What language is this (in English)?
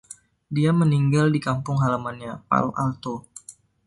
Indonesian